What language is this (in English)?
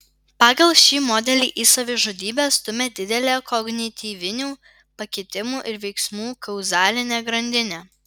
Lithuanian